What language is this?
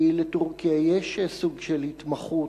Hebrew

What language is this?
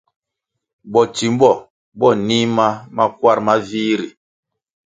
Kwasio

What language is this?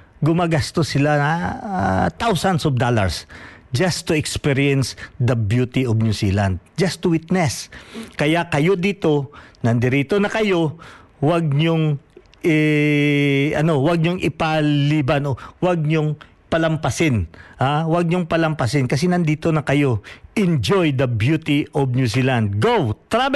Filipino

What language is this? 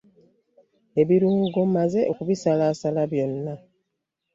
Ganda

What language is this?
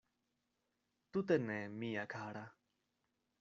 Esperanto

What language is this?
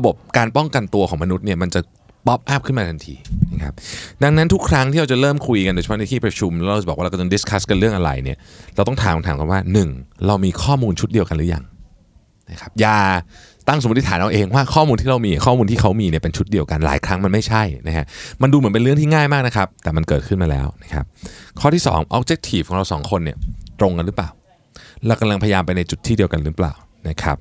Thai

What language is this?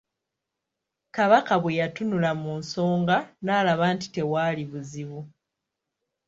Ganda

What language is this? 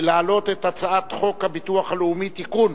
Hebrew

